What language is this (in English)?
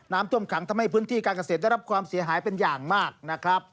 Thai